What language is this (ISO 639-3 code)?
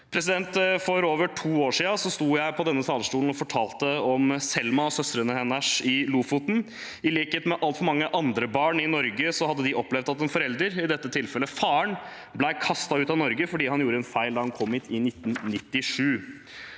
nor